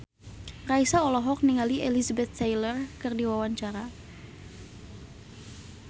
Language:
Sundanese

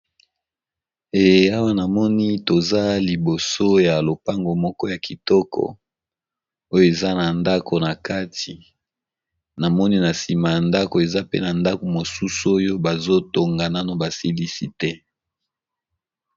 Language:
Lingala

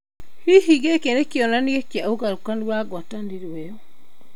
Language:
Kikuyu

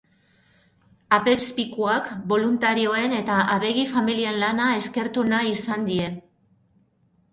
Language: Basque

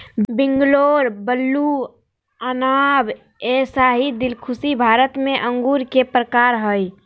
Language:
Magahi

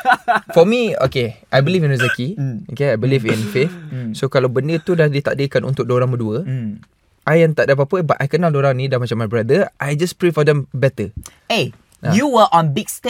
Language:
Malay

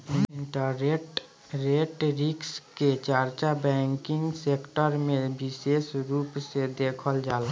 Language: Bhojpuri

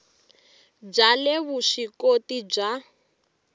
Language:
Tsonga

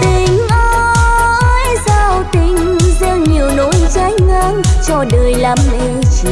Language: Vietnamese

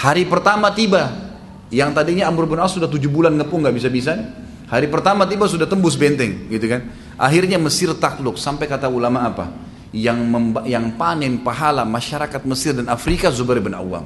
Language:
Indonesian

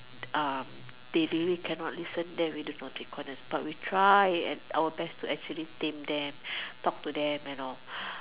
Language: English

